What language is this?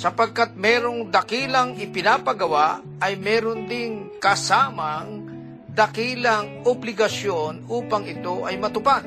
Filipino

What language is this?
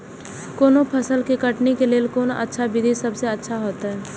Maithili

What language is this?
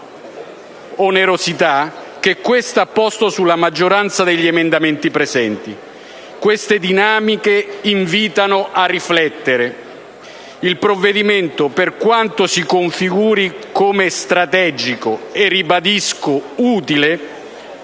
Italian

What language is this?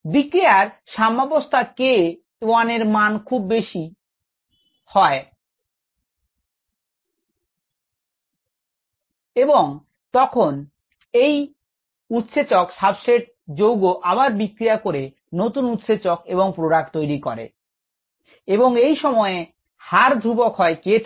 Bangla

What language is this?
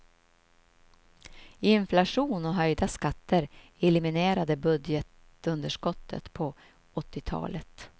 Swedish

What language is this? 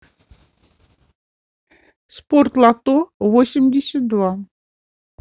Russian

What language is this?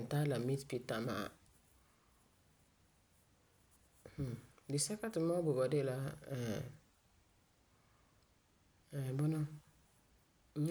Frafra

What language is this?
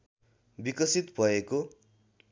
Nepali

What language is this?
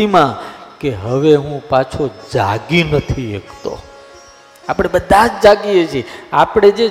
Gujarati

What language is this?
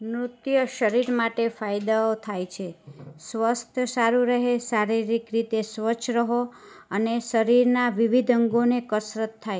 Gujarati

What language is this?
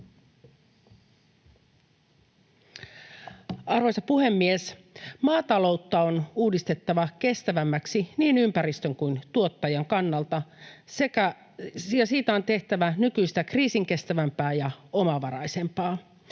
Finnish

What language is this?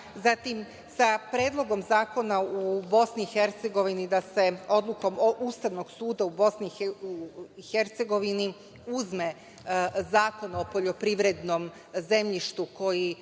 Serbian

